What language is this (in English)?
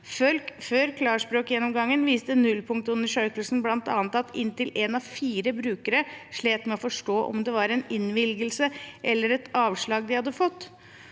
Norwegian